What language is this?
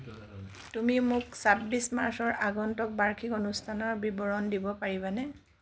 Assamese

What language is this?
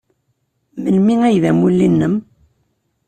Kabyle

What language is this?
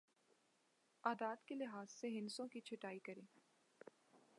Urdu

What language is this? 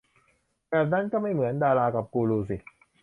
Thai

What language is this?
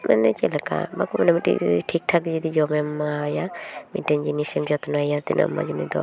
Santali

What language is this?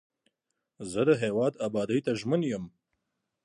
Pashto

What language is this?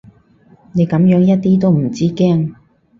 Cantonese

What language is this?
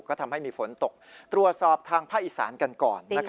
Thai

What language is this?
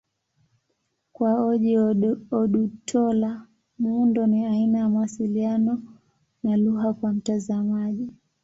Swahili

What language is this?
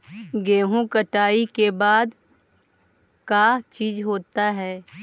Magahi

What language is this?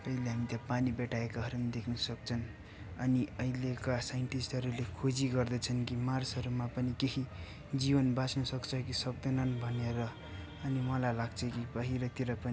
Nepali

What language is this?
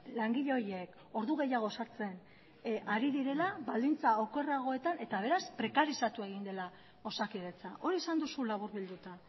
Basque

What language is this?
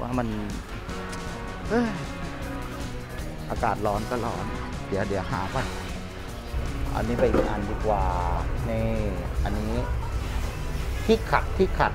Thai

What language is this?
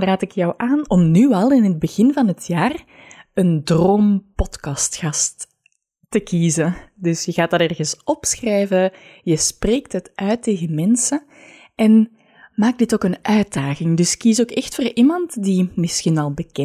Dutch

